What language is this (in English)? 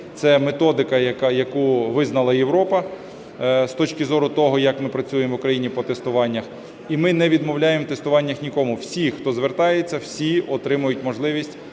Ukrainian